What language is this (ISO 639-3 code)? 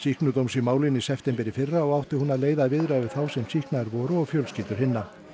isl